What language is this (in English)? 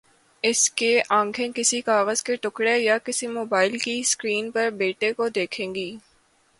Urdu